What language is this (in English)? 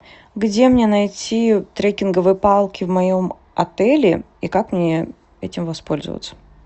Russian